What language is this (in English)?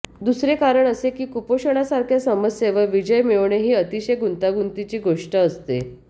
Marathi